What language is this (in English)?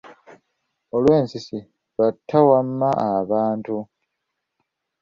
Ganda